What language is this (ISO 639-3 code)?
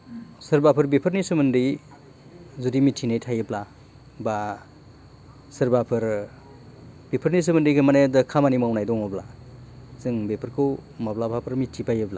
brx